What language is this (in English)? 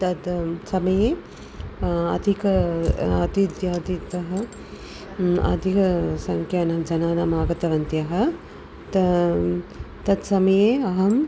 Sanskrit